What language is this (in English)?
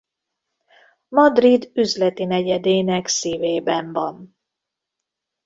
Hungarian